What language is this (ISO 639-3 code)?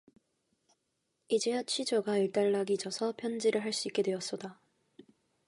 kor